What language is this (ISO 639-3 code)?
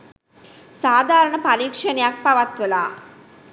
sin